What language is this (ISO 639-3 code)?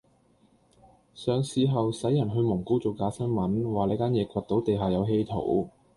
yue